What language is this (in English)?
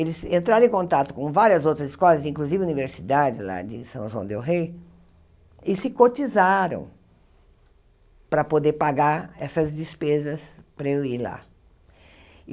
Portuguese